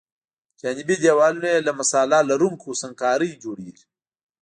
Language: Pashto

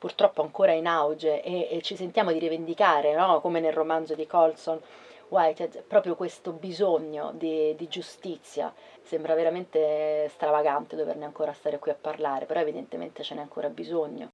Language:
Italian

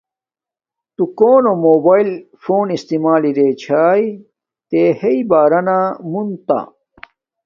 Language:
Domaaki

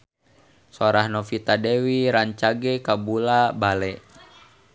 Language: Sundanese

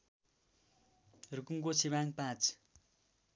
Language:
Nepali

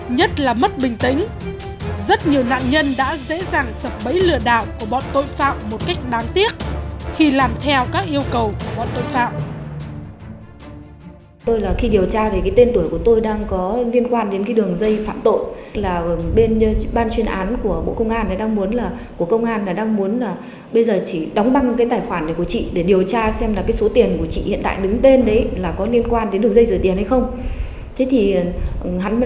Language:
Vietnamese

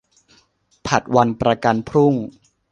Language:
Thai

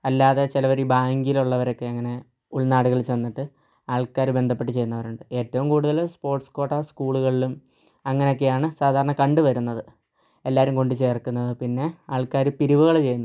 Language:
Malayalam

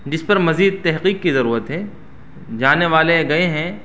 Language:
Urdu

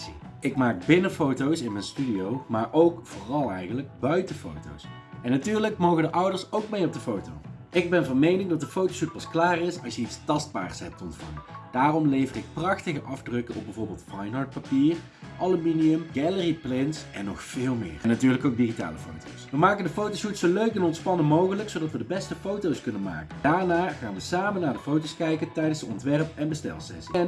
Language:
Dutch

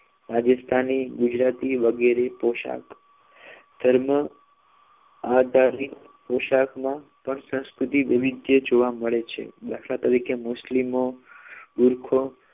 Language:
Gujarati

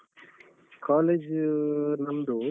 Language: Kannada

